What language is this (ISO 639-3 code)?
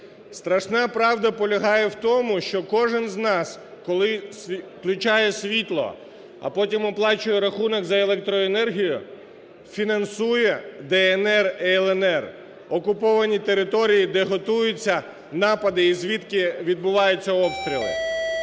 ukr